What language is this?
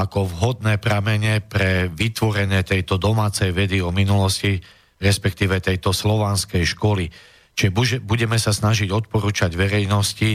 Slovak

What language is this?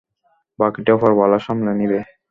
Bangla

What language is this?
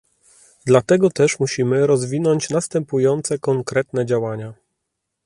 Polish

